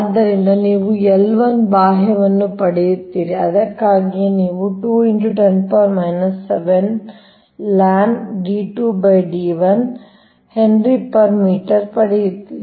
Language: Kannada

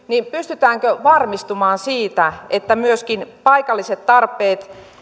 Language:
Finnish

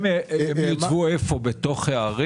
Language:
Hebrew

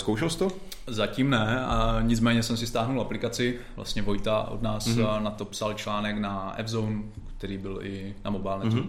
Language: Czech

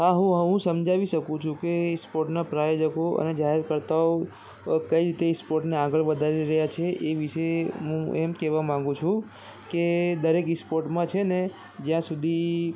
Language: Gujarati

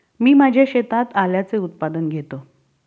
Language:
Marathi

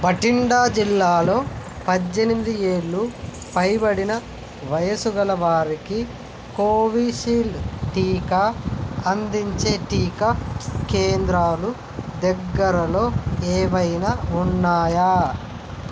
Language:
Telugu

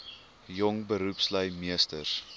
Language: Afrikaans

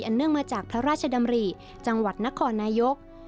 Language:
Thai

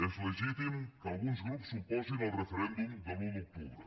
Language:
Catalan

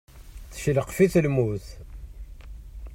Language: Kabyle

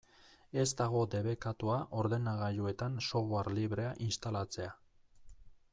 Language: Basque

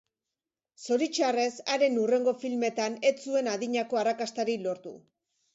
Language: Basque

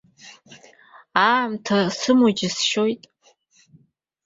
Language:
Abkhazian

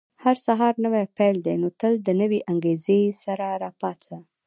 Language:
Pashto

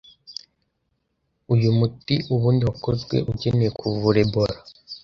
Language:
Kinyarwanda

